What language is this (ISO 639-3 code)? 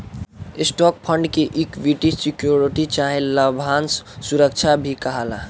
bho